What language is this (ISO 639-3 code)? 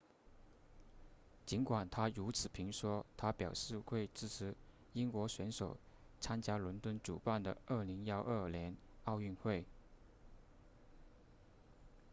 zho